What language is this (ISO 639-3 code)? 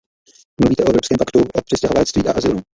ces